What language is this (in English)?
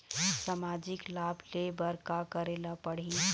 Chhattisgarhi